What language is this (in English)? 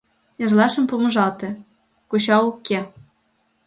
Mari